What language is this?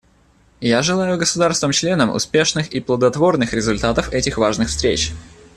Russian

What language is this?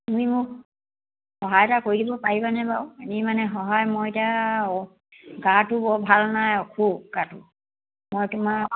Assamese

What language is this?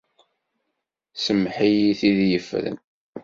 Kabyle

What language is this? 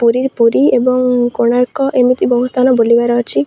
Odia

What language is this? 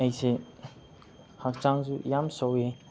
Manipuri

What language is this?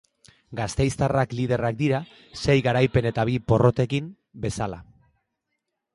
Basque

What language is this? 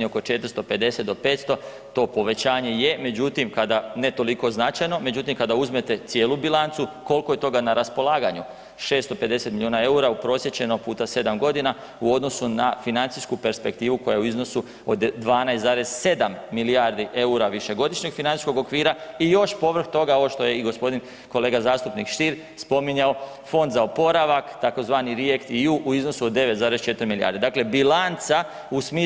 Croatian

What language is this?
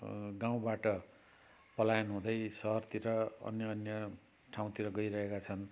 Nepali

